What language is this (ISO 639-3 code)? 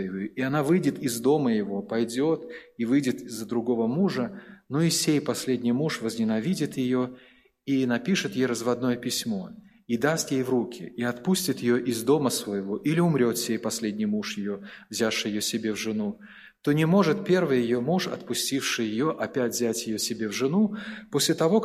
rus